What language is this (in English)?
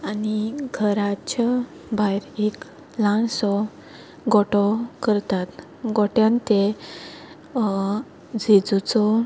Konkani